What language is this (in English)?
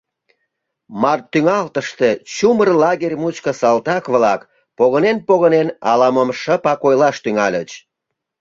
Mari